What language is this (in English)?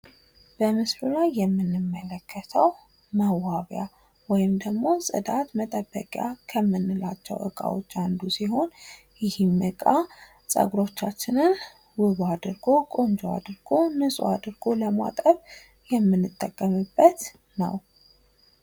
Amharic